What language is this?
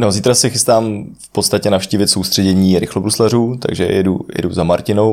Czech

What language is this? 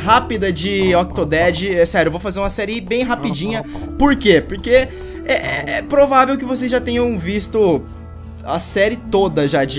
Portuguese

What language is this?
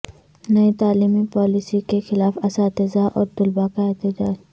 Urdu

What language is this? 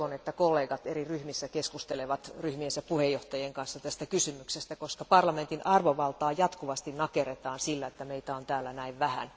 Finnish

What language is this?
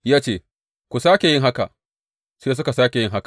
Hausa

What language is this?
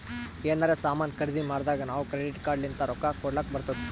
Kannada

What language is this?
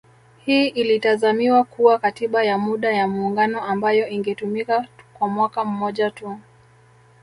Swahili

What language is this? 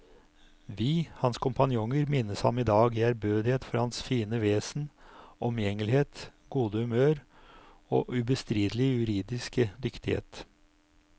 Norwegian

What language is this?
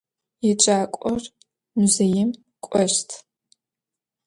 Adyghe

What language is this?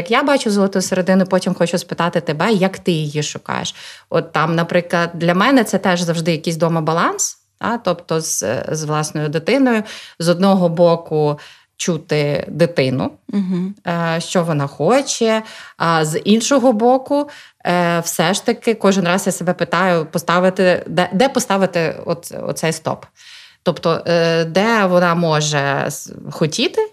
Ukrainian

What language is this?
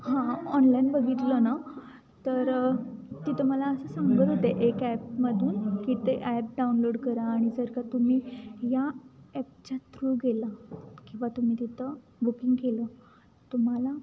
Marathi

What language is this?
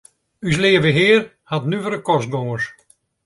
Western Frisian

